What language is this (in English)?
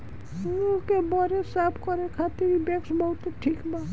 Bhojpuri